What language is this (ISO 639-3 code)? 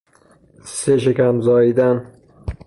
fas